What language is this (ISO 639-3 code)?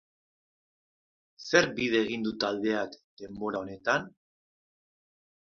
eus